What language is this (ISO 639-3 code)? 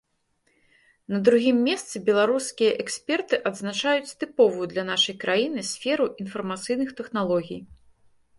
bel